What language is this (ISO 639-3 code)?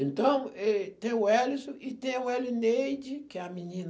por